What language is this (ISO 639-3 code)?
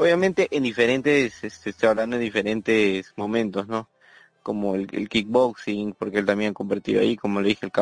spa